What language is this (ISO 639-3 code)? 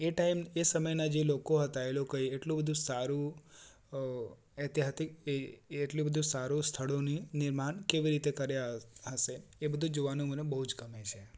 guj